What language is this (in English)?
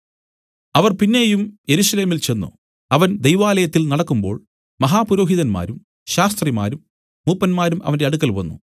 Malayalam